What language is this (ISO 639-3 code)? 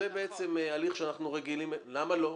heb